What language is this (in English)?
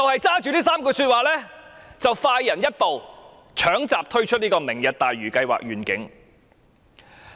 Cantonese